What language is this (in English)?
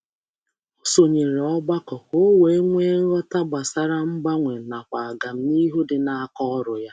Igbo